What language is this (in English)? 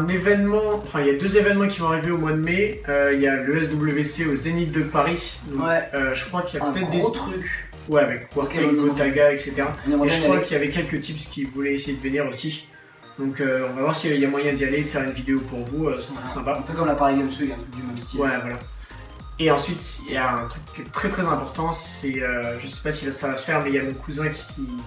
French